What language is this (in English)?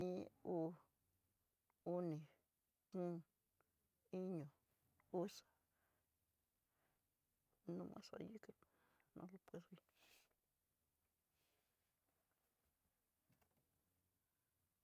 Tidaá Mixtec